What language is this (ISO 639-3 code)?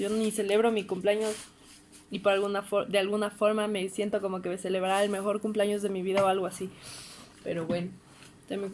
spa